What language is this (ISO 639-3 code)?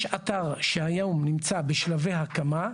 heb